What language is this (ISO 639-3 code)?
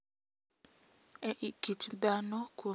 luo